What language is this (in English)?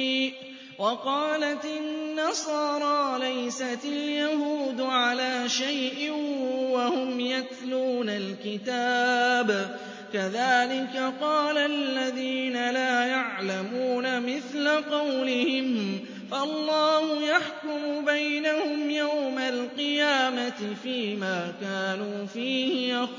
Arabic